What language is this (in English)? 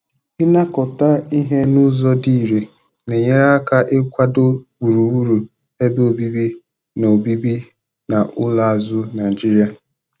Igbo